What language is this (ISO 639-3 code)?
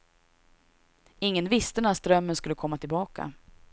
swe